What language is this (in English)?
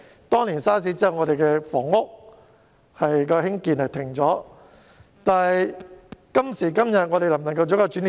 Cantonese